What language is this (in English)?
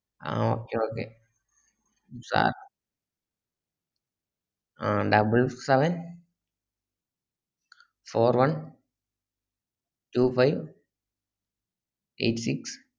Malayalam